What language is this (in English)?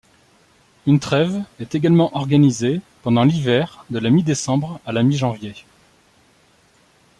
French